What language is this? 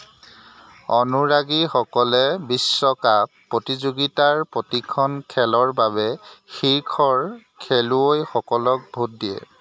Assamese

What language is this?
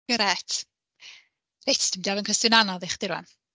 Welsh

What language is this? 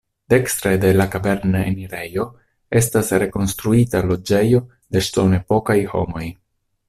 Esperanto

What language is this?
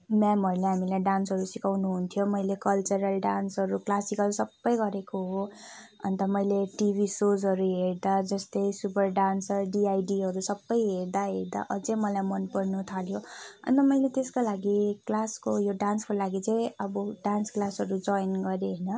Nepali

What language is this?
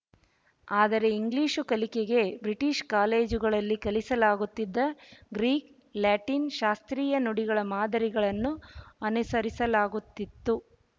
Kannada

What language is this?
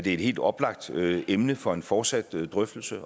Danish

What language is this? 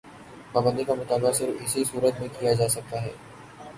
Urdu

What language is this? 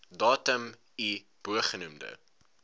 Afrikaans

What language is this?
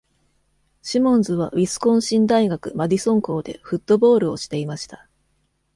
Japanese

